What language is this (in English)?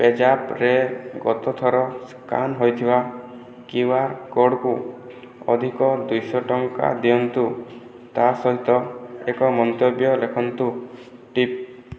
Odia